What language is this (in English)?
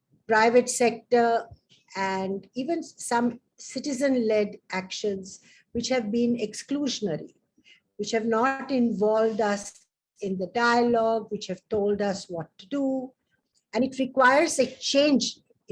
English